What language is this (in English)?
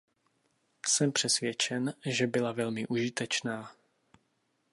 Czech